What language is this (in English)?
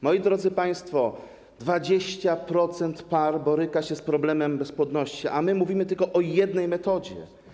Polish